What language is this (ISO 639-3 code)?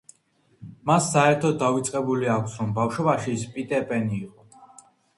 kat